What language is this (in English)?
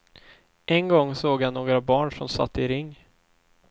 Swedish